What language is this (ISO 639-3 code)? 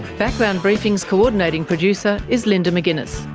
eng